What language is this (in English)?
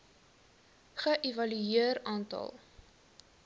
Afrikaans